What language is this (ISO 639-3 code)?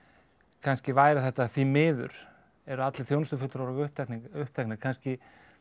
isl